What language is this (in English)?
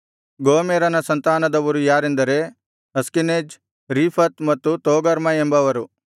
Kannada